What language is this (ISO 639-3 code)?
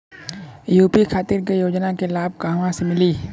bho